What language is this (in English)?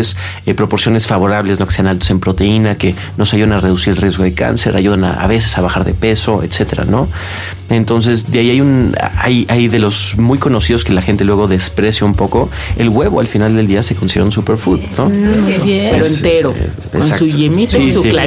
Spanish